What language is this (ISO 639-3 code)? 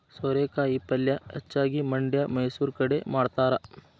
kan